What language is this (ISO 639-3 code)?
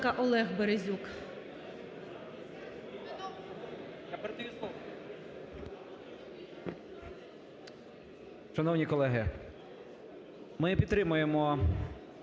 ukr